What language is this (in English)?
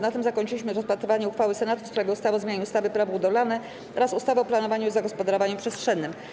Polish